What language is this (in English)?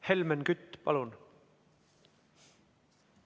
Estonian